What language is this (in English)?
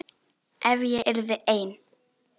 Icelandic